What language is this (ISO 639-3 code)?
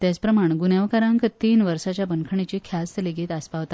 kok